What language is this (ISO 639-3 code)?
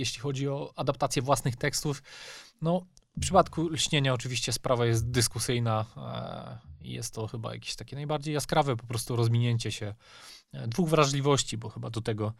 pol